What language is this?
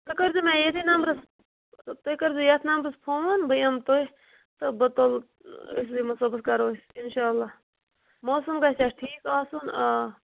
Kashmiri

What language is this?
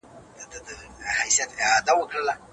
Pashto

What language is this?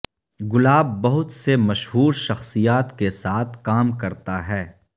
Urdu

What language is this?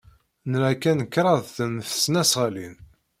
Kabyle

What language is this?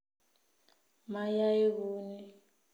Kalenjin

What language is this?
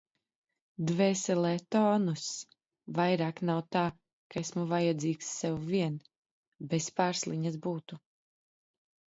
Latvian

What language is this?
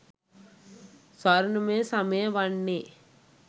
Sinhala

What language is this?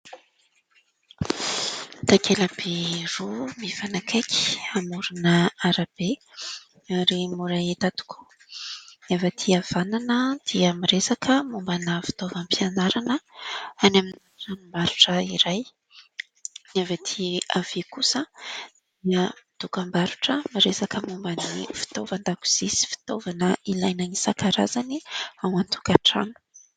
Malagasy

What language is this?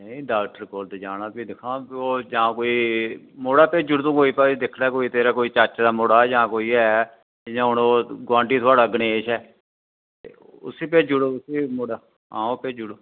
Dogri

